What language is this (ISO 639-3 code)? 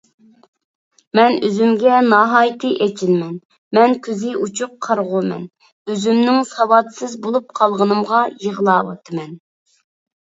uig